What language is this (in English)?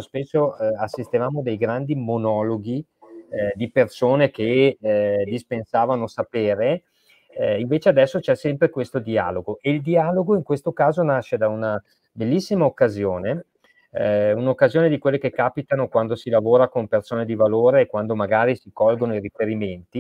Italian